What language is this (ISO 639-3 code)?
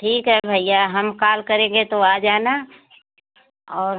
hin